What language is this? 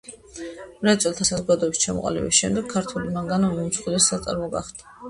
Georgian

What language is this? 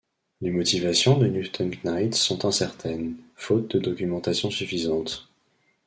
French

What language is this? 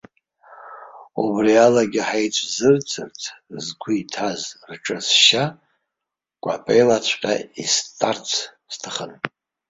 Abkhazian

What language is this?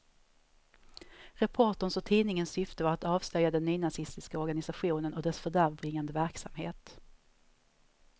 Swedish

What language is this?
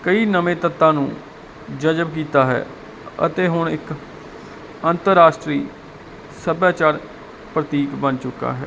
Punjabi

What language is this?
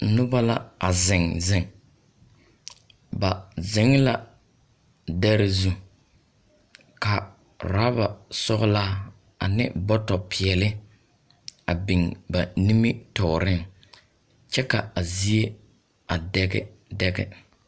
Southern Dagaare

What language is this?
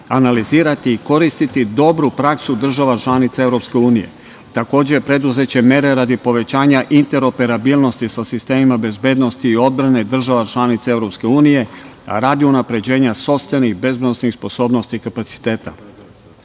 Serbian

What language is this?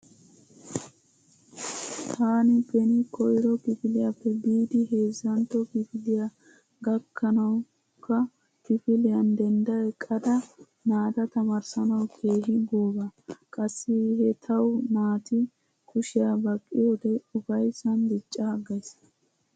Wolaytta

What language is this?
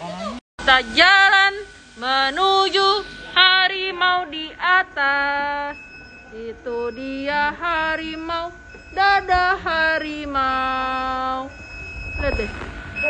Indonesian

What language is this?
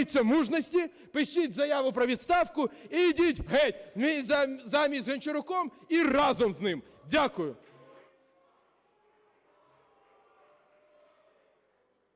Ukrainian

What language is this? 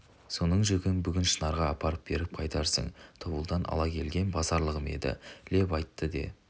Kazakh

